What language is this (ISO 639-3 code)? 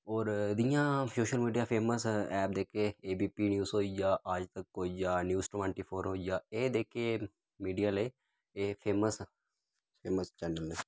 doi